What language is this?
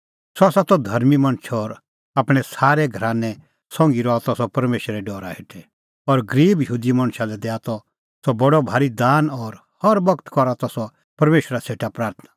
Kullu Pahari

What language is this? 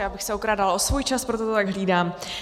Czech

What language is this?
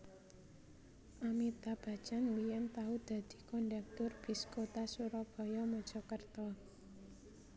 Javanese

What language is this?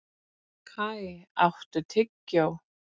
Icelandic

